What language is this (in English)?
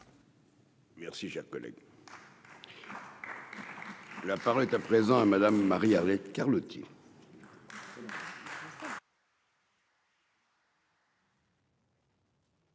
French